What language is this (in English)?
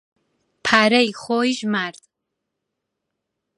Central Kurdish